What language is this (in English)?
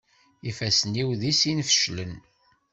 Kabyle